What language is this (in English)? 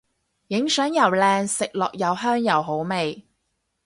Cantonese